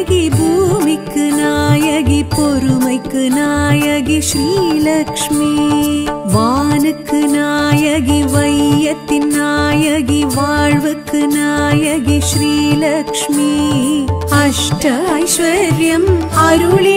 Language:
Hindi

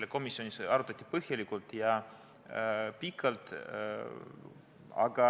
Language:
Estonian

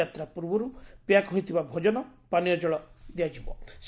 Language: Odia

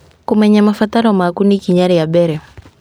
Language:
Kikuyu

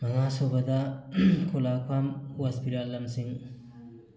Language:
Manipuri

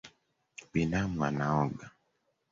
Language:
Swahili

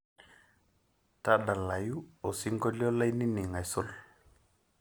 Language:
Masai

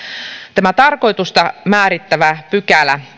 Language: Finnish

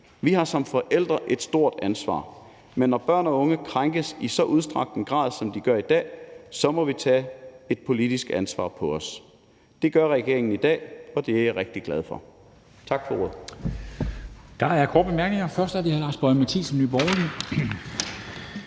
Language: Danish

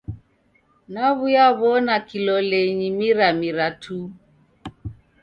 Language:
Taita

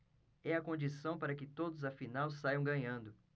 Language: Portuguese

